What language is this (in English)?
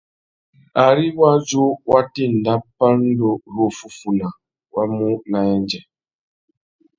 Tuki